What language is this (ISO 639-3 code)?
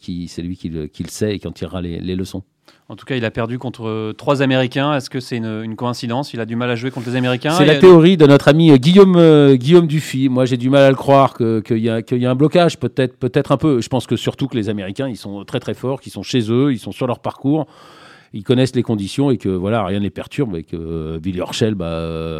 fra